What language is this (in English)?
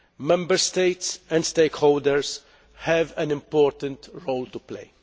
English